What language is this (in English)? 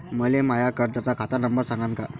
Marathi